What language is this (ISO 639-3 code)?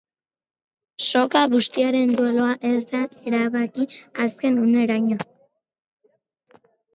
eus